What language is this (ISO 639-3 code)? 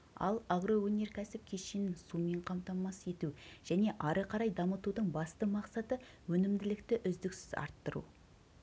kaz